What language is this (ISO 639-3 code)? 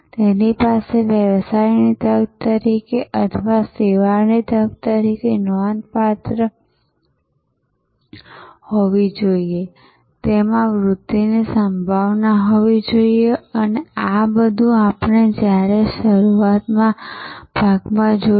guj